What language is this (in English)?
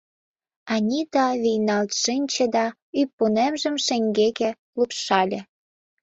Mari